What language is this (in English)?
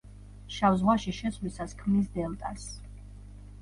Georgian